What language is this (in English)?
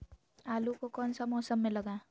Magahi